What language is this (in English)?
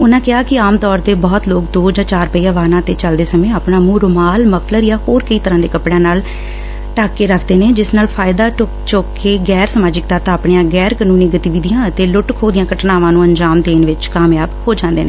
Punjabi